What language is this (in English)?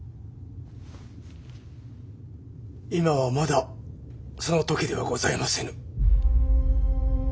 Japanese